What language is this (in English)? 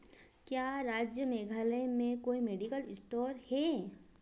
Hindi